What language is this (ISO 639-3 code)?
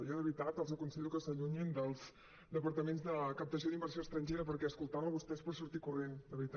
cat